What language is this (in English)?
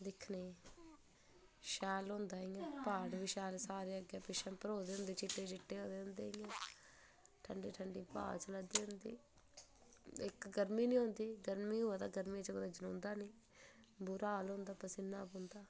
Dogri